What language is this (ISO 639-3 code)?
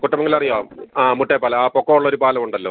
mal